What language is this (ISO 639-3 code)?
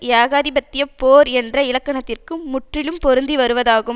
tam